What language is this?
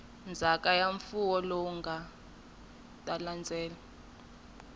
Tsonga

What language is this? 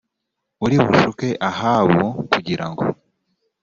Kinyarwanda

